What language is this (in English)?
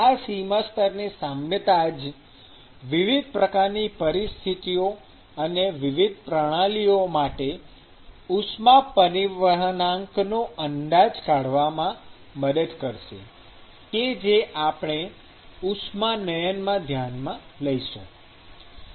Gujarati